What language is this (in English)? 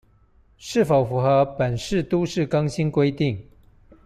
Chinese